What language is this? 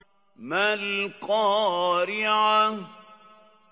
Arabic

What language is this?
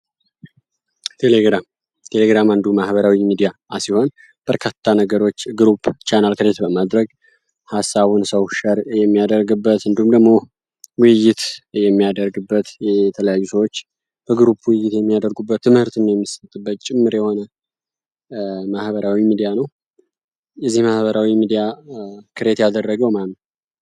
Amharic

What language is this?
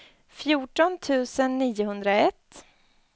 Swedish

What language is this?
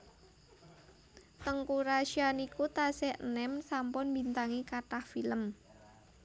Javanese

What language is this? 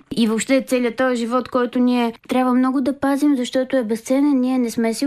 Bulgarian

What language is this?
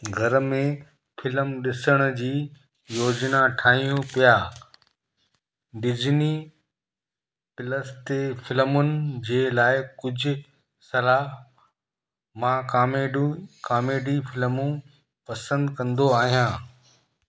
Sindhi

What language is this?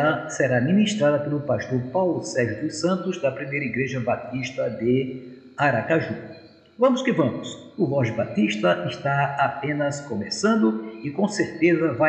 Portuguese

